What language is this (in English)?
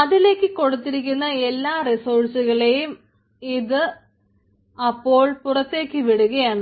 Malayalam